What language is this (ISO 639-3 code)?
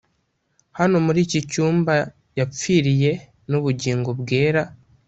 kin